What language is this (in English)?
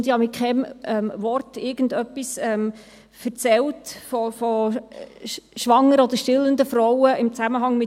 Swiss German